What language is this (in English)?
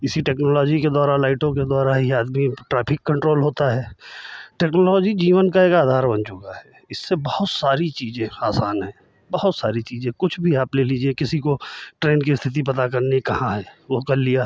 Hindi